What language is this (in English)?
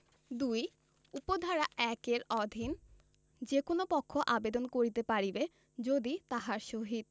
Bangla